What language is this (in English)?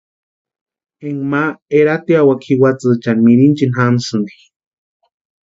Western Highland Purepecha